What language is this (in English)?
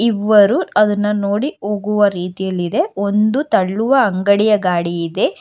Kannada